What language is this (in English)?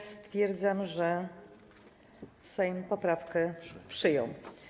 Polish